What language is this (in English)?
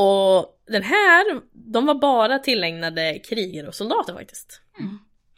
Swedish